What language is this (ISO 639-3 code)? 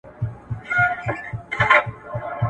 pus